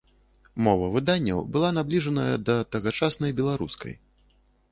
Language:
Belarusian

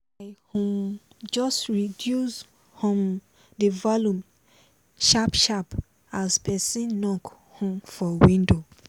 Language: Nigerian Pidgin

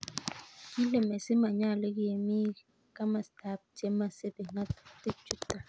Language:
Kalenjin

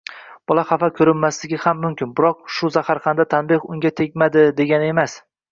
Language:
Uzbek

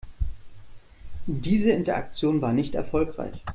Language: German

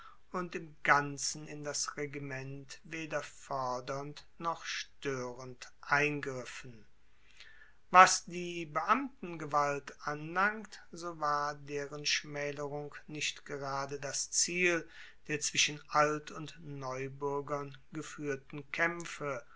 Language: German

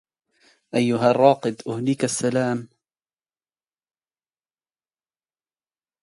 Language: Arabic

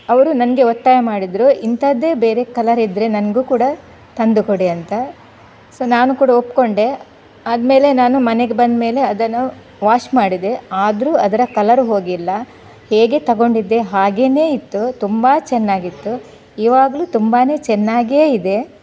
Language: Kannada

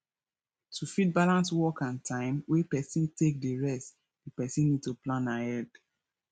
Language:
Nigerian Pidgin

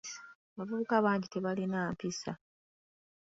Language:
Ganda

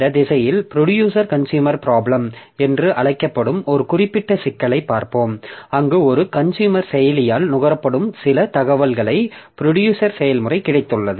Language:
Tamil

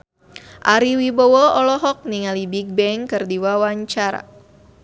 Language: Sundanese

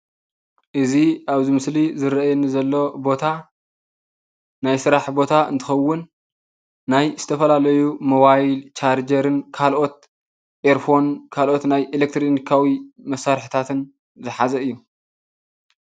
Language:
Tigrinya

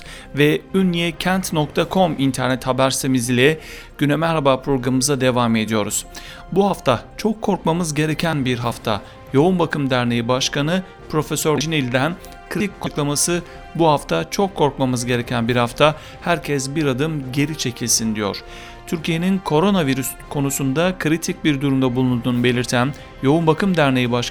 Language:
Turkish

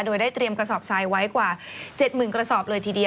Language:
Thai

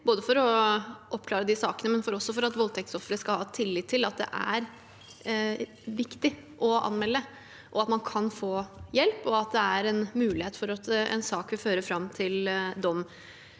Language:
Norwegian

